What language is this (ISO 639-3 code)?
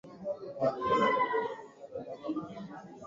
swa